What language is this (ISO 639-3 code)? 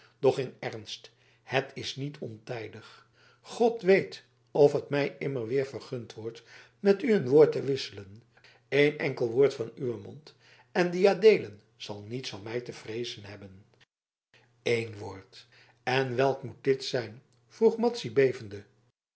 nld